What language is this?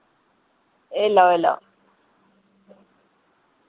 Dogri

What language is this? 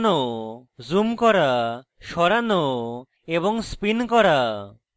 Bangla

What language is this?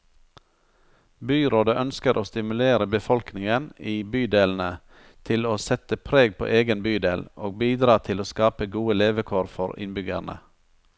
Norwegian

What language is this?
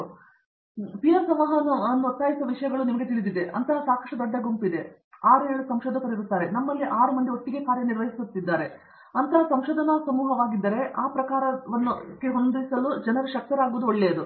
Kannada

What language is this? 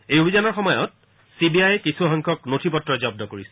Assamese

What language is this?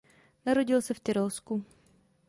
Czech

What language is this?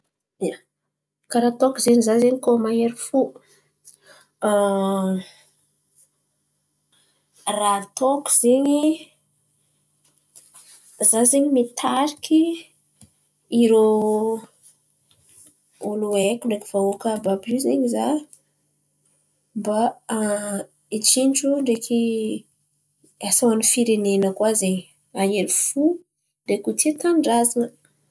Antankarana Malagasy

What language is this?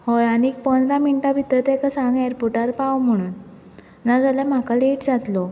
Konkani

